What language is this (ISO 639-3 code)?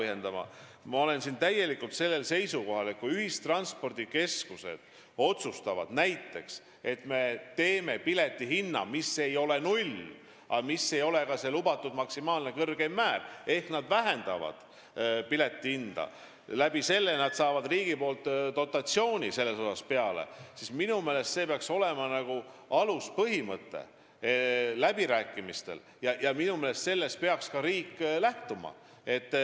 est